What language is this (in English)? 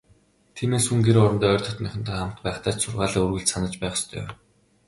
Mongolian